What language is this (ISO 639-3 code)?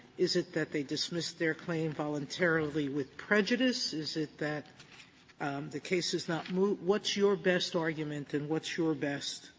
eng